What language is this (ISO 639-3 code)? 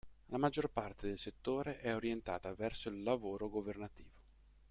ita